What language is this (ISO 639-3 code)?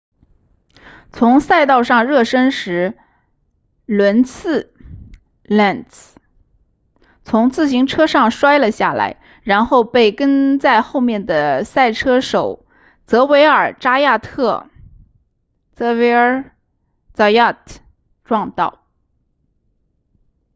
zho